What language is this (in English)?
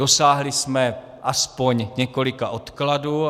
Czech